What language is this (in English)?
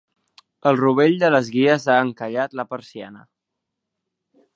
Catalan